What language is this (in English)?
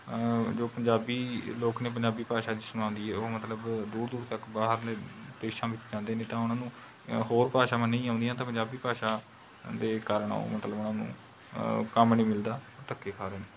Punjabi